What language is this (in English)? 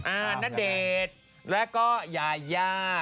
Thai